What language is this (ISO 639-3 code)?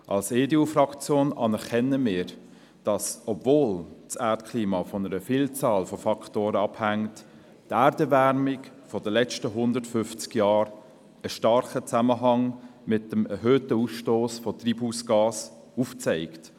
gsw